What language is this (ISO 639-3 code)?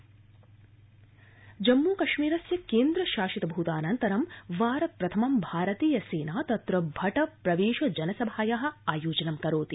san